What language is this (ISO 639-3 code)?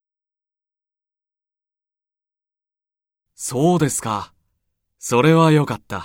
jpn